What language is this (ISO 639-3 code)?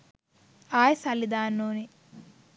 sin